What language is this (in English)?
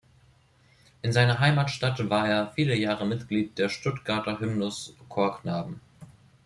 German